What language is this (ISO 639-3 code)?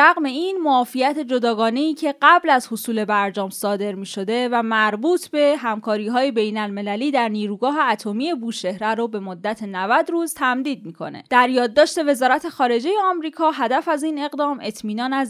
fas